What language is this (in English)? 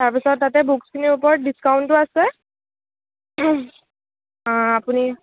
Assamese